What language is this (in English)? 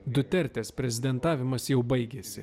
Lithuanian